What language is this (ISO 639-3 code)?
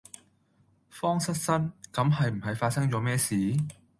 yue